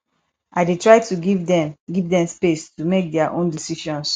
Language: Nigerian Pidgin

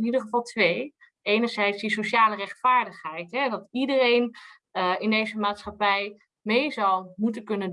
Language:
Dutch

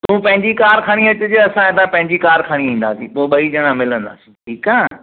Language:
Sindhi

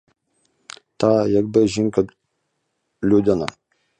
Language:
Ukrainian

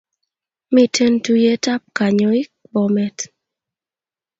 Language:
Kalenjin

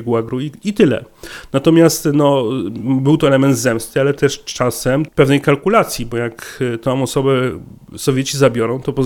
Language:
Polish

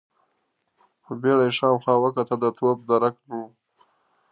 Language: Pashto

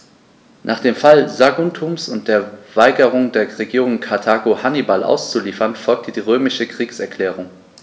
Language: German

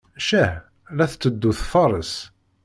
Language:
Kabyle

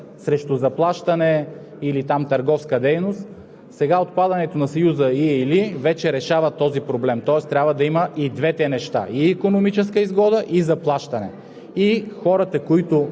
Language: Bulgarian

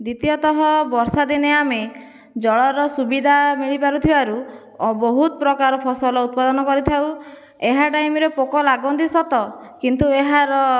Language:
Odia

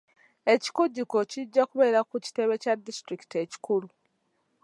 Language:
Ganda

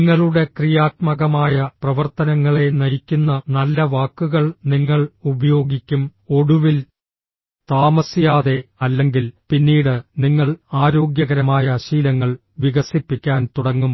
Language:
Malayalam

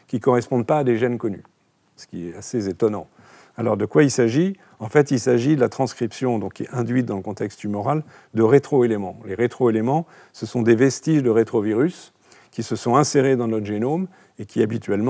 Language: French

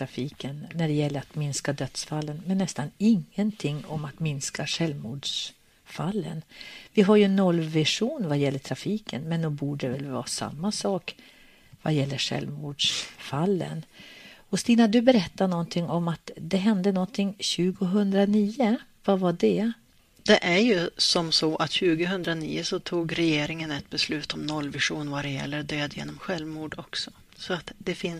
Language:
Swedish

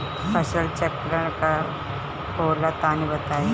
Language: Bhojpuri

